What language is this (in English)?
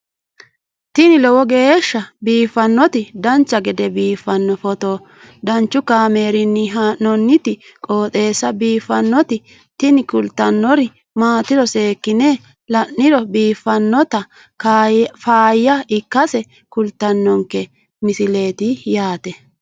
Sidamo